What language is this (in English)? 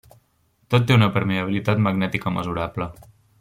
Catalan